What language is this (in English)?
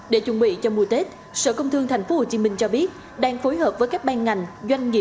Vietnamese